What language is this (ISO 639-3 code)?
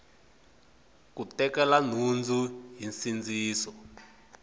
tso